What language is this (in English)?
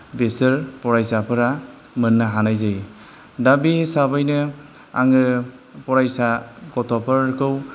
Bodo